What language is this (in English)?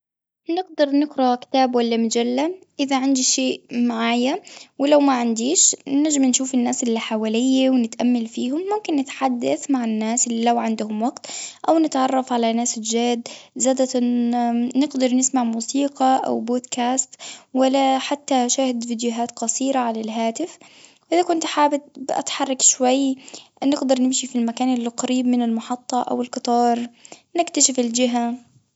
Tunisian Arabic